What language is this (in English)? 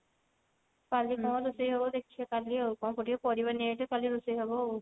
Odia